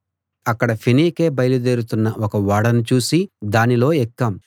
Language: Telugu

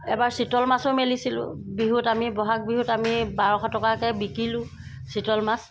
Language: Assamese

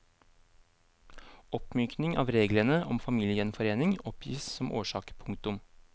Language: Norwegian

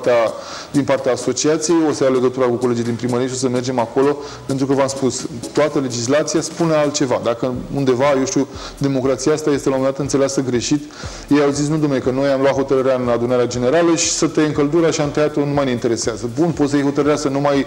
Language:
Romanian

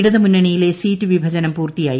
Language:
Malayalam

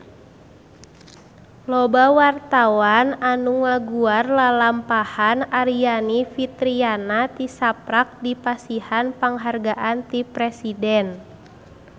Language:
Sundanese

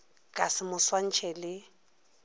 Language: Northern Sotho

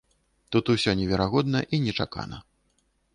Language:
Belarusian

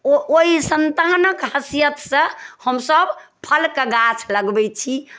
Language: Maithili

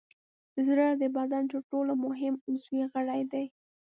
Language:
Pashto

